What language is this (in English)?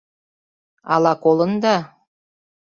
Mari